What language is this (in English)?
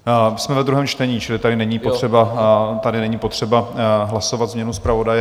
Czech